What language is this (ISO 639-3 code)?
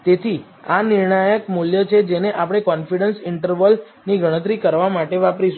guj